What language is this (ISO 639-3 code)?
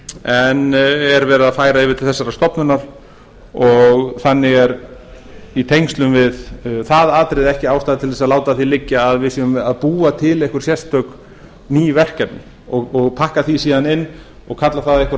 isl